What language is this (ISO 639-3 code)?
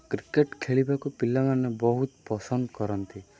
ori